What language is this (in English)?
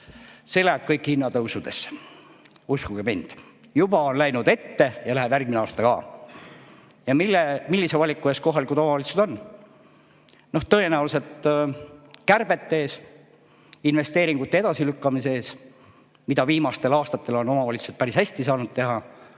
Estonian